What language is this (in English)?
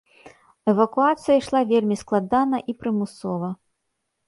Belarusian